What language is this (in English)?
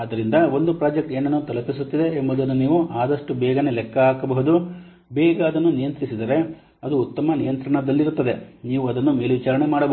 Kannada